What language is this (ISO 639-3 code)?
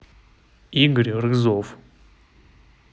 rus